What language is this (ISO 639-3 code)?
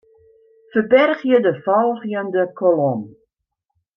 fry